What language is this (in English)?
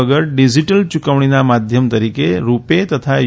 Gujarati